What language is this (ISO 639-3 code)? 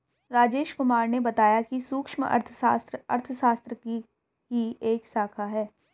hin